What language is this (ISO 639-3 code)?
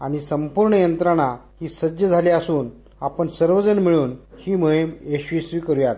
mar